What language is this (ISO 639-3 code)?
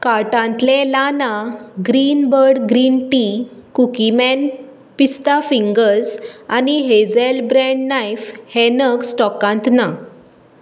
kok